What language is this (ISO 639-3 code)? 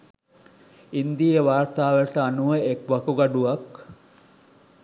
sin